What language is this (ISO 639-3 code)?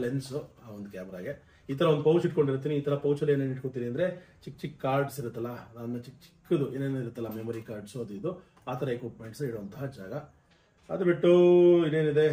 kan